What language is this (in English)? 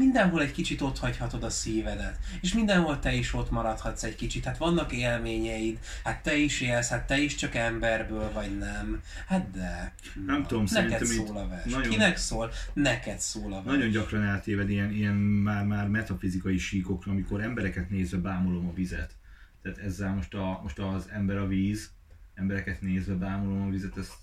Hungarian